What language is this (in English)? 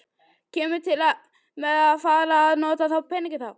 Icelandic